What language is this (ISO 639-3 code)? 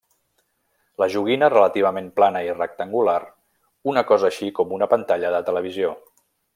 cat